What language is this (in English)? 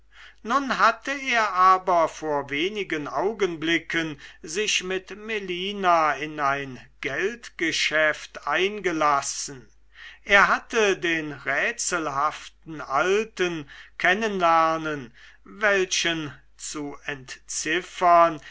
German